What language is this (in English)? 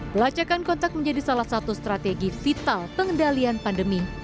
Indonesian